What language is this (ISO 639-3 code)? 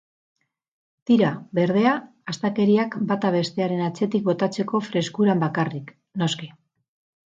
eus